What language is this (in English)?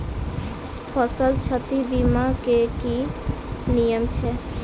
Maithili